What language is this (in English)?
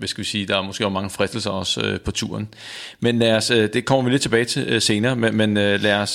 Danish